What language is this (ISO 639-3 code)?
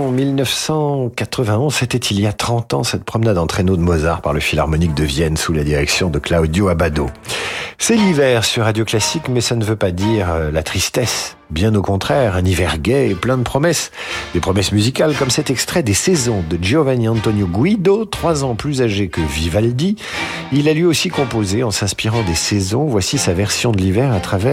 fra